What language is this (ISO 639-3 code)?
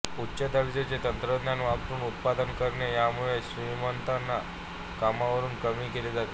mar